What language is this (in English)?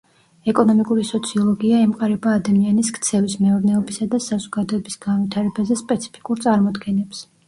Georgian